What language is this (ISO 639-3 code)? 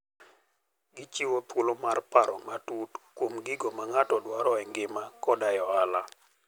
luo